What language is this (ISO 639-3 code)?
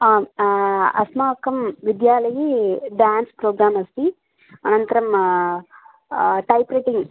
san